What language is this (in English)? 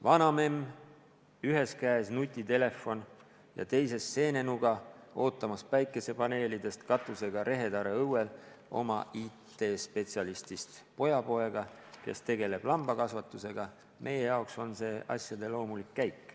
Estonian